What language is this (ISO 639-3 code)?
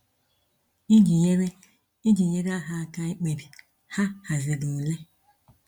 ibo